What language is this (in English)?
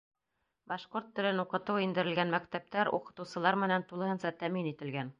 Bashkir